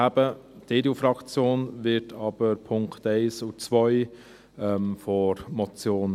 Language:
Swiss German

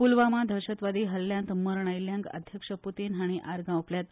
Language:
Konkani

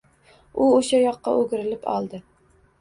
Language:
Uzbek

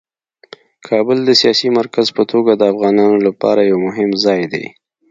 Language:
Pashto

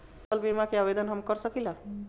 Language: Bhojpuri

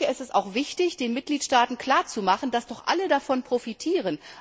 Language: German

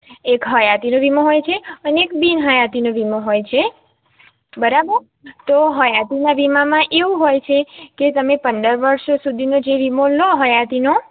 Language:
Gujarati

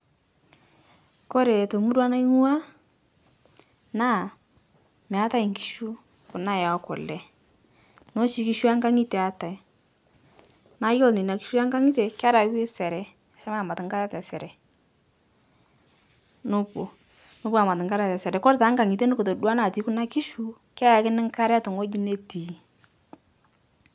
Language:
Masai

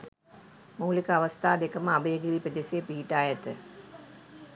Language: Sinhala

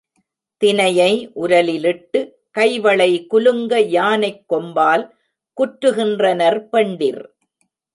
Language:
Tamil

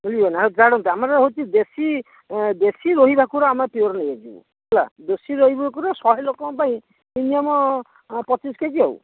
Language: Odia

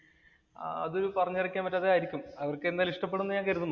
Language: Malayalam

